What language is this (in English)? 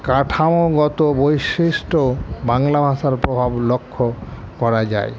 Bangla